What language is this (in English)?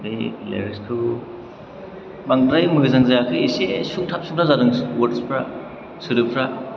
Bodo